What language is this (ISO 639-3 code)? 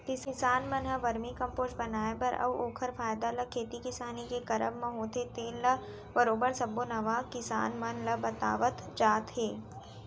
hne